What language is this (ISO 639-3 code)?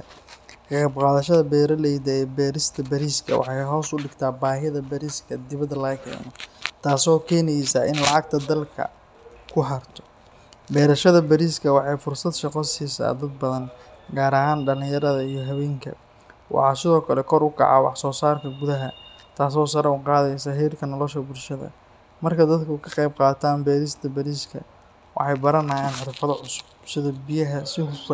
som